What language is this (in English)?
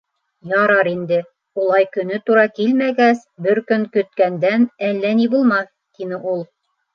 Bashkir